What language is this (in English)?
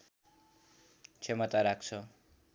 Nepali